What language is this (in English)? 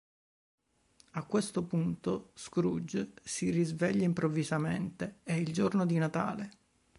Italian